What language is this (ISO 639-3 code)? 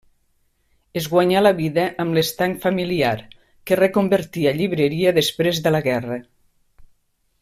cat